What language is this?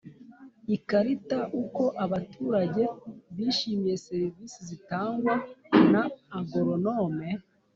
Kinyarwanda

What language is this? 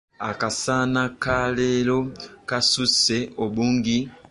Ganda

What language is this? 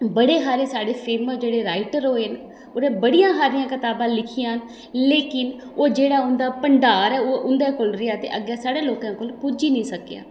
Dogri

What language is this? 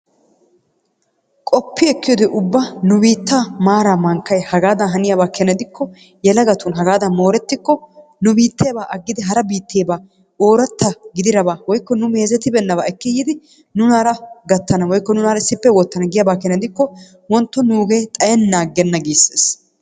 Wolaytta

